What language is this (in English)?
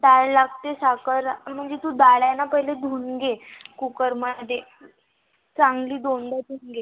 Marathi